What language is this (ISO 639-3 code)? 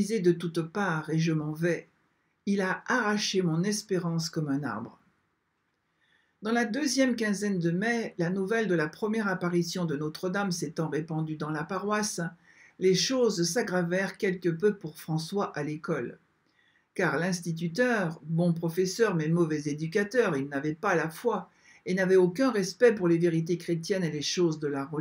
fra